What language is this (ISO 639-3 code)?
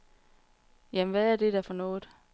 dan